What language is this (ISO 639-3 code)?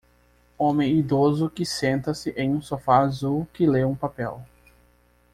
por